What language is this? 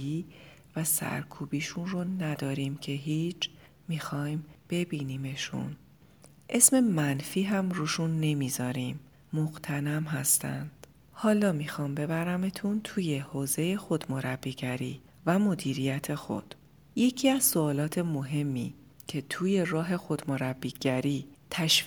Persian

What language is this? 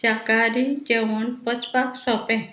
Konkani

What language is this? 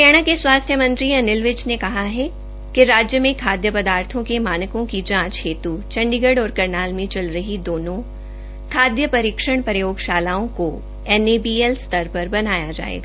Hindi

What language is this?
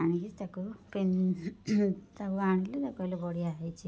Odia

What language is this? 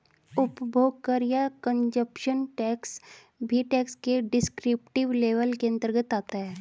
Hindi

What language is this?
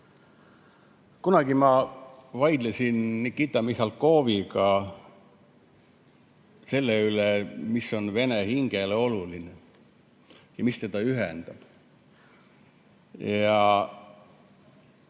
Estonian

